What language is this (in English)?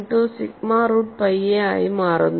Malayalam